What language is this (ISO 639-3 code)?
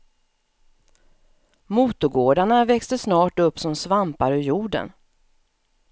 swe